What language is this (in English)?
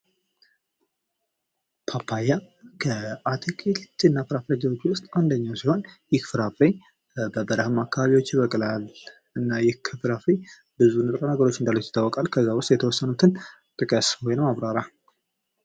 Amharic